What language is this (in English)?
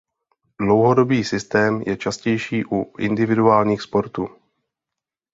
Czech